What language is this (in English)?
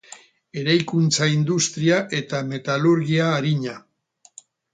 Basque